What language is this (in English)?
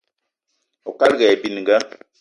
Eton (Cameroon)